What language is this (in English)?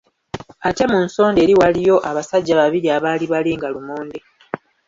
Ganda